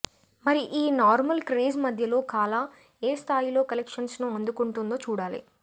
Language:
Telugu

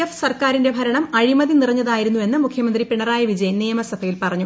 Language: Malayalam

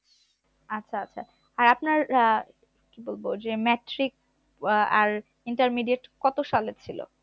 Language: Bangla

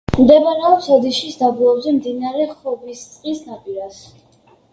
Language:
Georgian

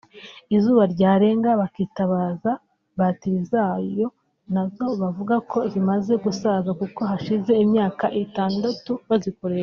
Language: Kinyarwanda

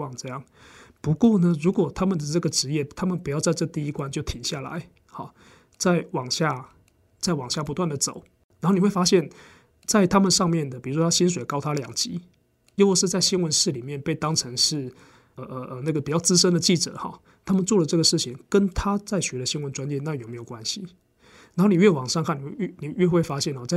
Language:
Chinese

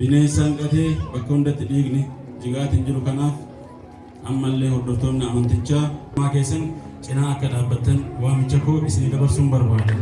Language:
Amharic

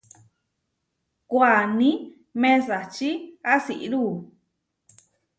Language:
Huarijio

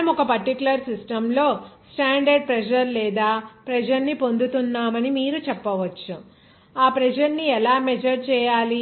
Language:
Telugu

